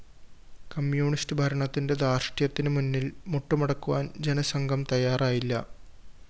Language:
Malayalam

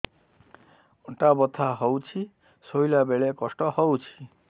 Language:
Odia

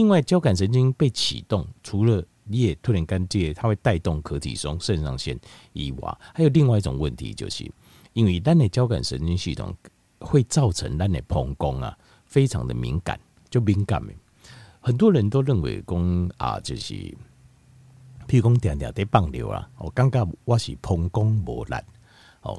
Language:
Chinese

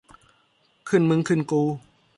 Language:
Thai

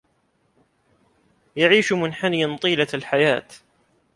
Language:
Arabic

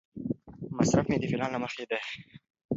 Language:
Pashto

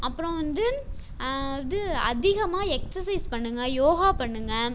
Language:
Tamil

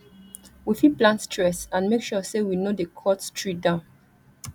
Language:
Nigerian Pidgin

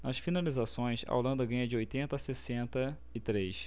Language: Portuguese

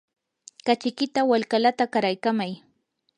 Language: Yanahuanca Pasco Quechua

